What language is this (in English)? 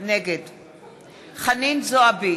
Hebrew